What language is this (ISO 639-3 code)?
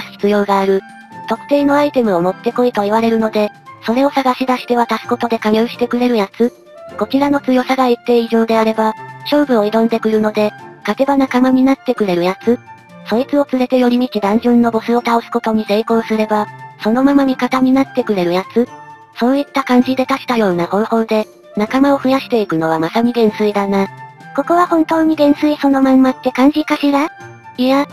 jpn